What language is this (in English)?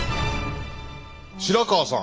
Japanese